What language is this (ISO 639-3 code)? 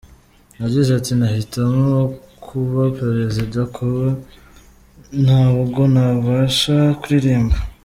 kin